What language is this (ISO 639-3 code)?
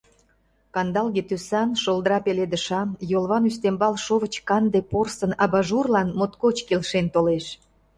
chm